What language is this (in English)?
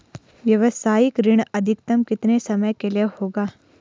Hindi